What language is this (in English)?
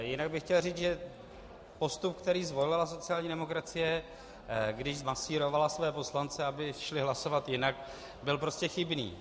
Czech